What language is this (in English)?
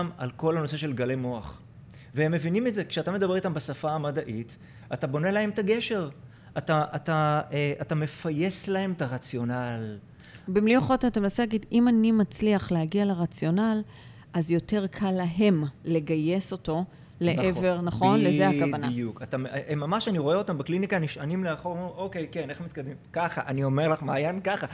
Hebrew